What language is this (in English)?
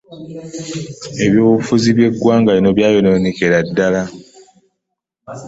Ganda